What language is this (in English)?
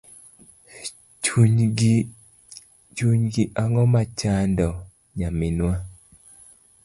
Luo (Kenya and Tanzania)